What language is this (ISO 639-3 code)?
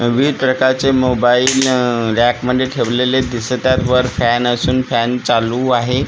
mar